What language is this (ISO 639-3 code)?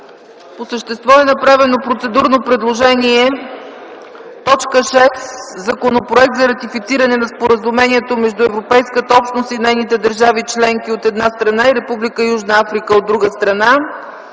bul